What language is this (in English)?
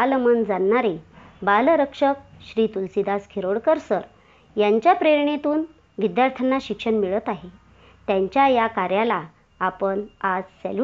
Marathi